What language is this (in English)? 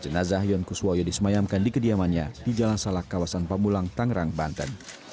Indonesian